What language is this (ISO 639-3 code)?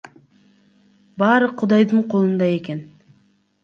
kir